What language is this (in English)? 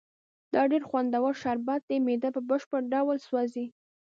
Pashto